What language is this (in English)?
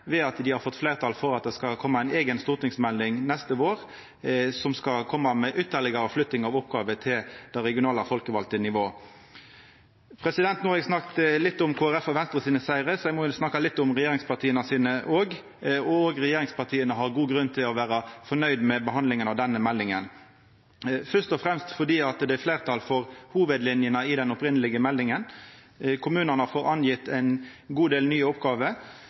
Norwegian Nynorsk